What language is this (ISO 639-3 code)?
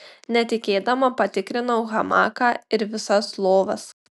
lit